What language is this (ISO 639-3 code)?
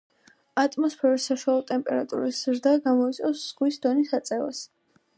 kat